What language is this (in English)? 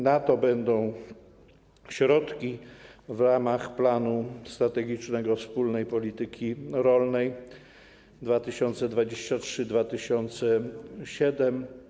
Polish